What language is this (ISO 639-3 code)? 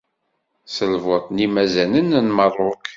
kab